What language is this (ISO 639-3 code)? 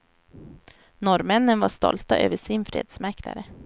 swe